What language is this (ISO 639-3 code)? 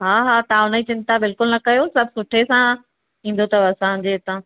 snd